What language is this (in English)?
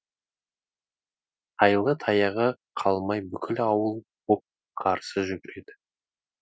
Kazakh